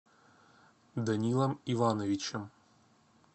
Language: Russian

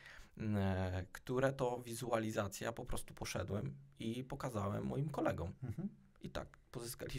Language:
Polish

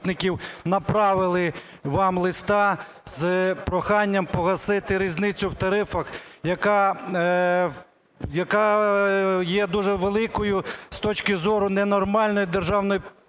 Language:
Ukrainian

